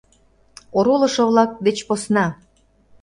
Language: Mari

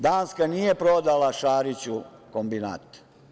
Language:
Serbian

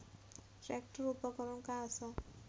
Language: Marathi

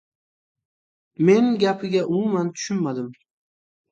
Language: Uzbek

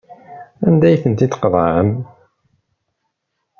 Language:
Kabyle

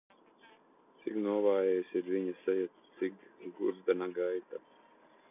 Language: Latvian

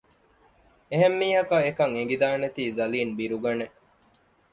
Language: Divehi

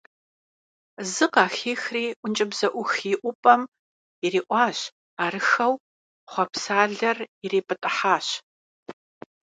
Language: Kabardian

